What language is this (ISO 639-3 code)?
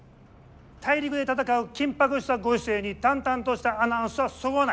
jpn